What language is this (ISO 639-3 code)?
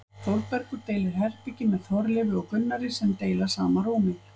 isl